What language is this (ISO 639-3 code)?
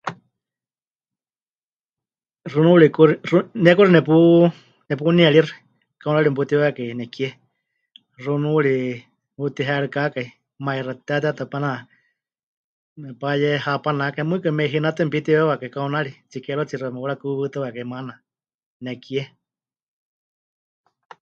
hch